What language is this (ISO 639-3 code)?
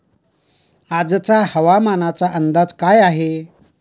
mar